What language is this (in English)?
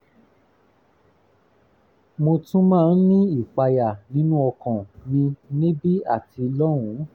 Yoruba